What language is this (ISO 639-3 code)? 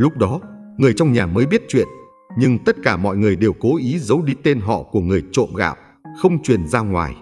vie